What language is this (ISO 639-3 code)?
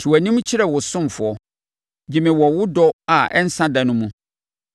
aka